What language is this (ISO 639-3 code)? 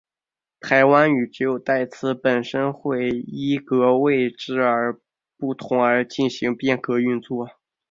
zho